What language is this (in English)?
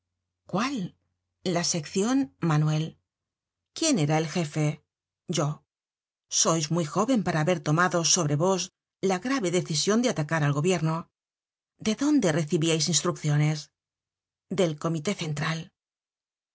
Spanish